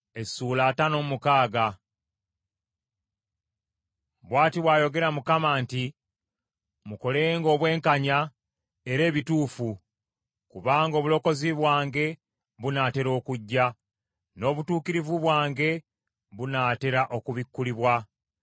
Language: Ganda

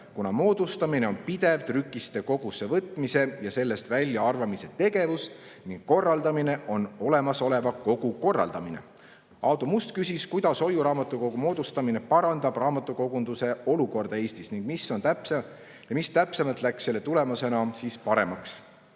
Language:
Estonian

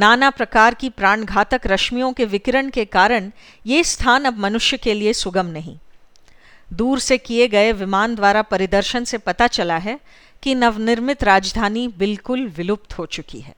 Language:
Hindi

